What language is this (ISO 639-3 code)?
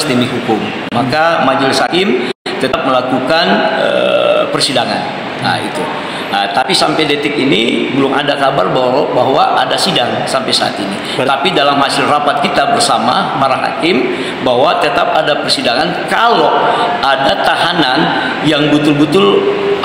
ind